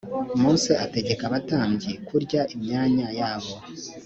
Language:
Kinyarwanda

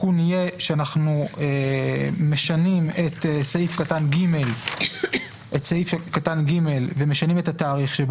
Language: Hebrew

